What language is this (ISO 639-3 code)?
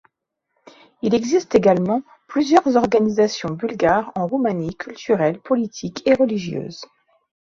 fra